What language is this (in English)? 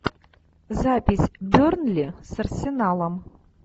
Russian